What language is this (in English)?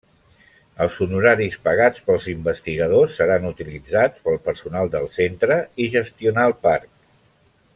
Catalan